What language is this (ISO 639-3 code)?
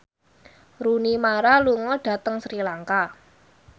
jav